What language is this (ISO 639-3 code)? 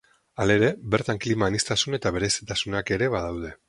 eus